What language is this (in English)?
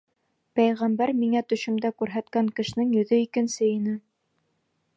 Bashkir